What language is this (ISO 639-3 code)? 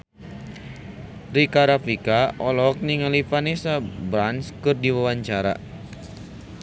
sun